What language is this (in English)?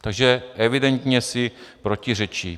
Czech